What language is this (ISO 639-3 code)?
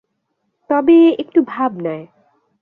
ben